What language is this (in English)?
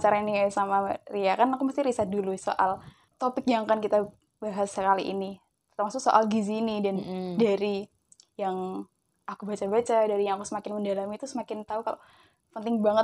Indonesian